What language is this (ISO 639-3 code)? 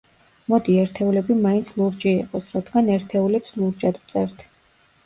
kat